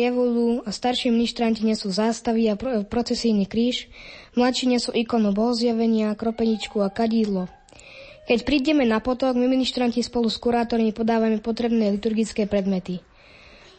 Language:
Slovak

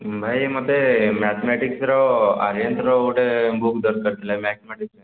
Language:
Odia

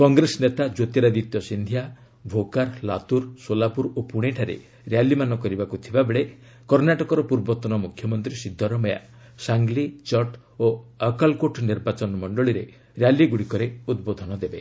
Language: Odia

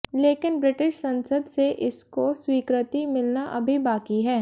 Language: Hindi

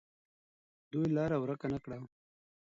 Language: Pashto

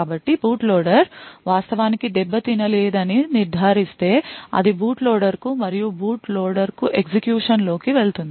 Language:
Telugu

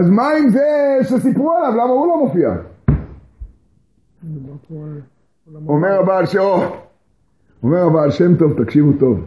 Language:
Hebrew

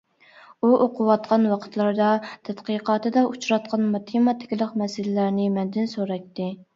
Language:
Uyghur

